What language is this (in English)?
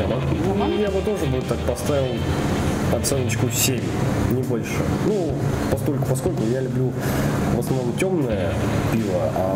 Russian